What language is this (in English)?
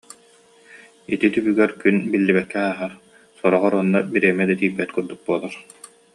Yakut